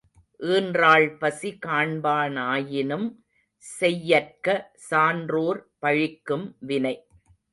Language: Tamil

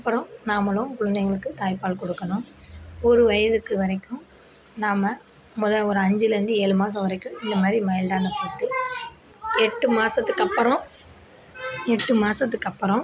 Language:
Tamil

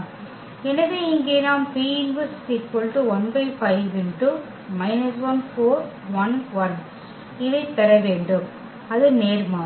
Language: Tamil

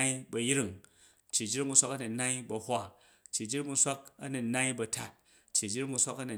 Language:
Jju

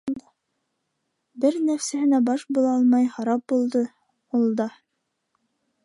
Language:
Bashkir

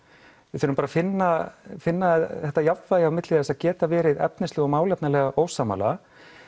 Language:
Icelandic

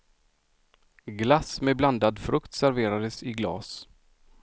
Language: Swedish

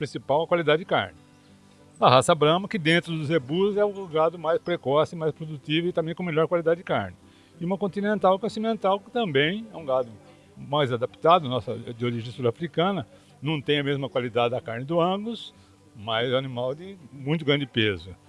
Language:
Portuguese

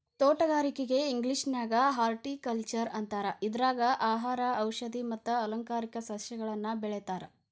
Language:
Kannada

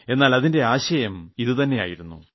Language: Malayalam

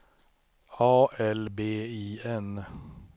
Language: Swedish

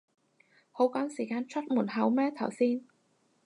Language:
Cantonese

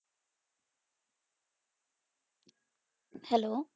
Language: Punjabi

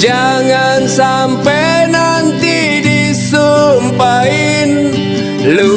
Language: Indonesian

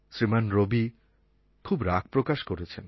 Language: Bangla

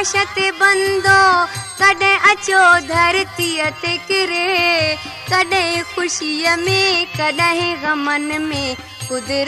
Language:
Hindi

